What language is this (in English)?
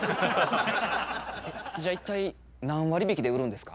Japanese